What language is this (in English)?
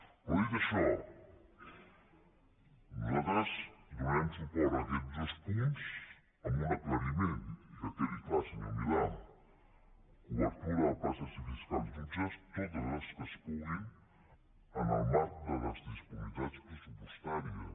Catalan